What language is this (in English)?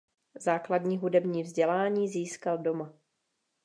Czech